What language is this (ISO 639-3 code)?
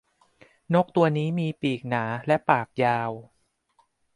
tha